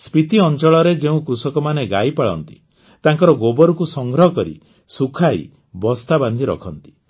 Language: Odia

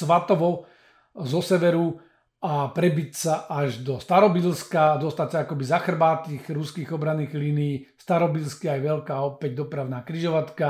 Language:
Slovak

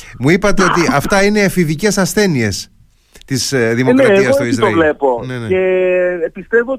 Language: Greek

